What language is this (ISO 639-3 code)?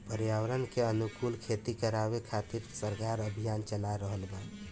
bho